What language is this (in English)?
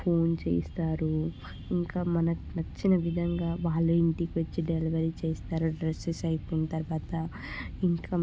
Telugu